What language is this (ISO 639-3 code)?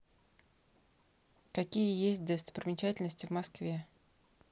rus